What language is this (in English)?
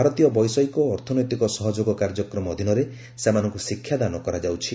Odia